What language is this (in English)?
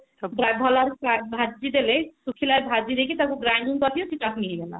Odia